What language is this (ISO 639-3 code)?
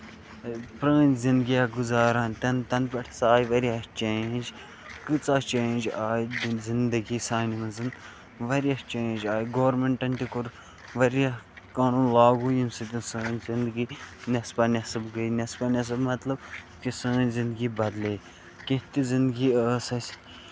kas